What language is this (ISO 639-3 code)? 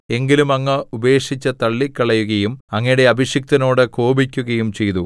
mal